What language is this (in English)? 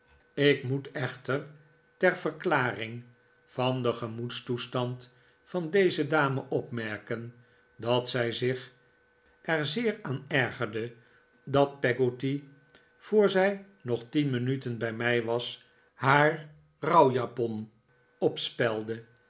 Dutch